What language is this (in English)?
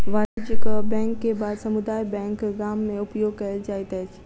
Maithili